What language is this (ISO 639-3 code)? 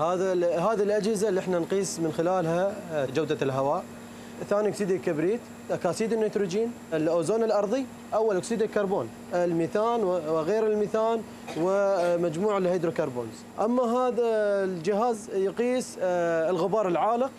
ara